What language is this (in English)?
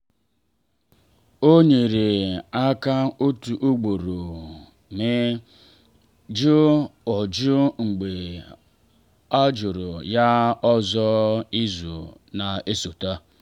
Igbo